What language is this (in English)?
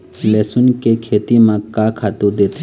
Chhattisgarhi